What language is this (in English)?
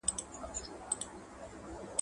Pashto